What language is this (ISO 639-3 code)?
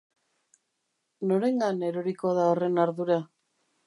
eus